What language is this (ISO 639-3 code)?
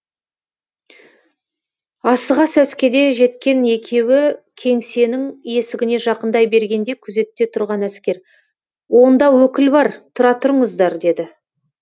kaz